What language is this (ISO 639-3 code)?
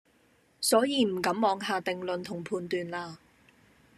yue